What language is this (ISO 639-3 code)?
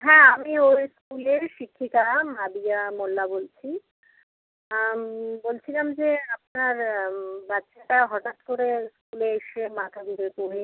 ben